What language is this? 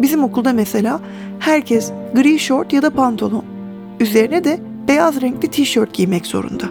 Turkish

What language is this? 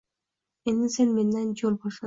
Uzbek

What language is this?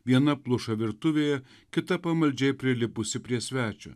Lithuanian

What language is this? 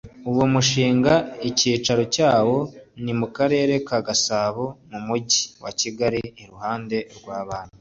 Kinyarwanda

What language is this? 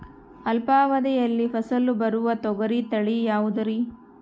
Kannada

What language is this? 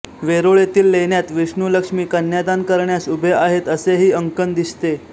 Marathi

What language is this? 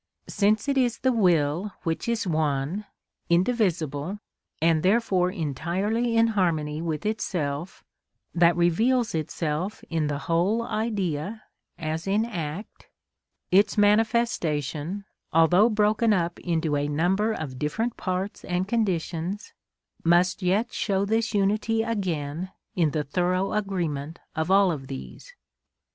English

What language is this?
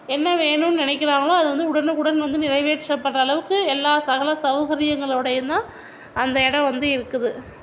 Tamil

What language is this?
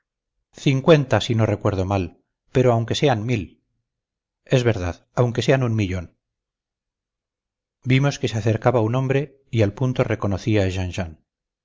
Spanish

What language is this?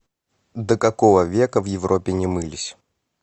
Russian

